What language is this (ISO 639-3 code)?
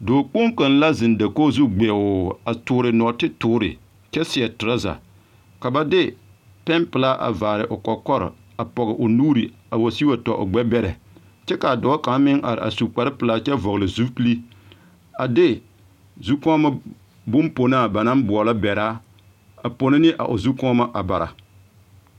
dga